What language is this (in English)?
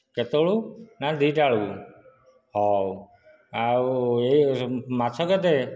Odia